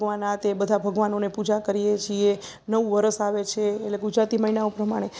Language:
Gujarati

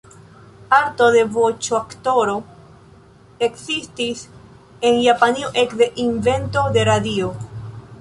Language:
Esperanto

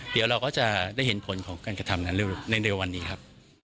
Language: Thai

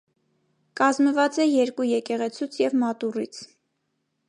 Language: Armenian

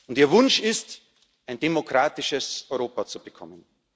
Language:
German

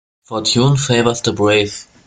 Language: English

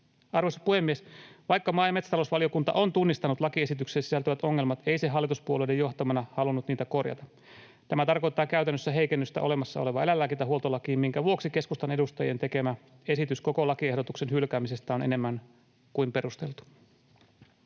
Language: Finnish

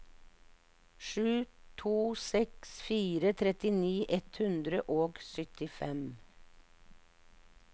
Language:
Norwegian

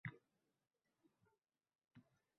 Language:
Uzbek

